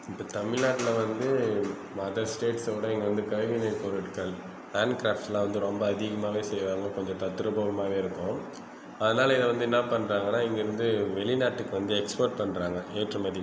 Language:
Tamil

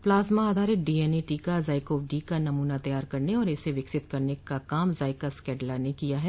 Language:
Hindi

